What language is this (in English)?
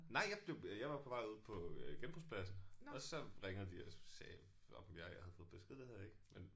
Danish